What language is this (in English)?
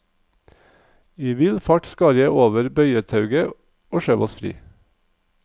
Norwegian